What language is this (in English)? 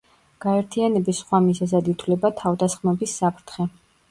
Georgian